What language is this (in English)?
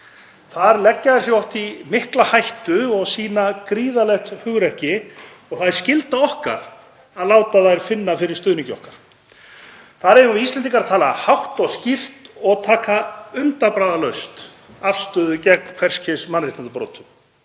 Icelandic